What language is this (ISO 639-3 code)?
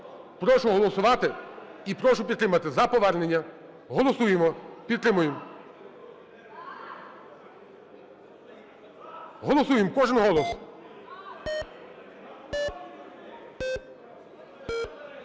ukr